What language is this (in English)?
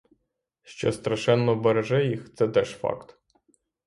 Ukrainian